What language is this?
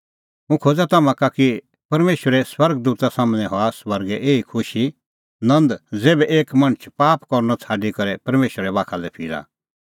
Kullu Pahari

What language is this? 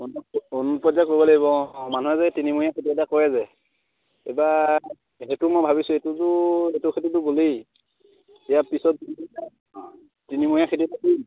Assamese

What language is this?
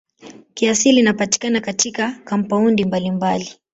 Swahili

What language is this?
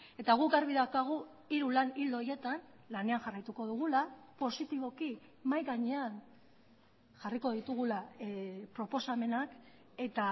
Basque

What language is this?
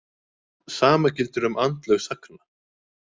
Icelandic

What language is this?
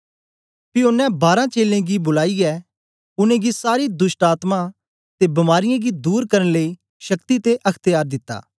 Dogri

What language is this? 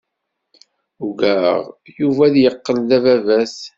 Kabyle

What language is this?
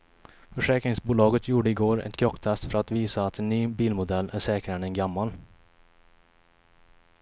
Swedish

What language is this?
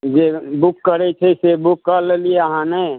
Maithili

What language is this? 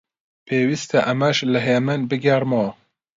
Central Kurdish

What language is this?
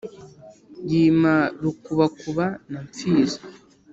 Kinyarwanda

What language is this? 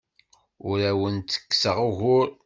Kabyle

